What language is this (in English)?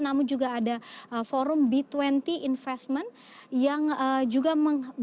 Indonesian